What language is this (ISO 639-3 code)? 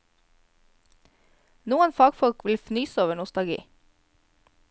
nor